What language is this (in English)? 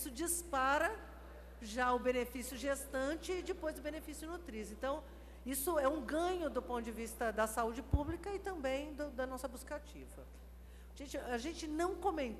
Portuguese